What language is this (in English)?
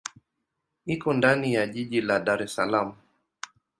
Swahili